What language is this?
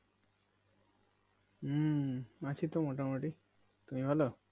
Bangla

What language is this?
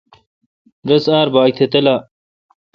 Kalkoti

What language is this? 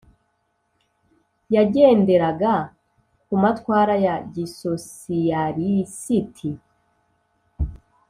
Kinyarwanda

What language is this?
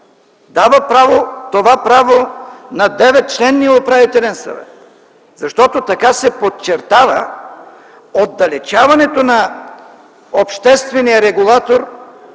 Bulgarian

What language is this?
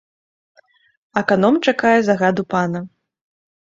Belarusian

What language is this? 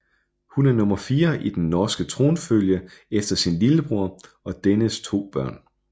Danish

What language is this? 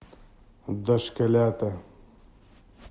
Russian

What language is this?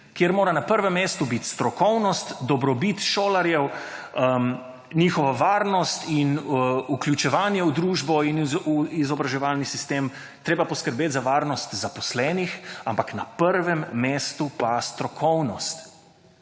Slovenian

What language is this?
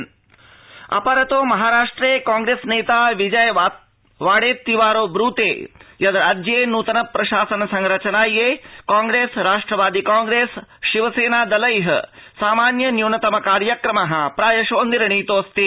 Sanskrit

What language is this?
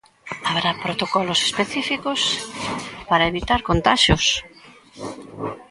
Galician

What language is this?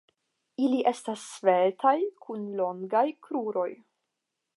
Esperanto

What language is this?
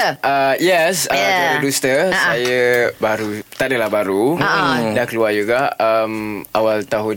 Malay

